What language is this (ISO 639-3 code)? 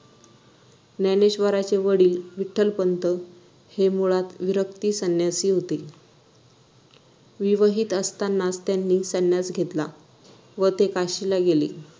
mar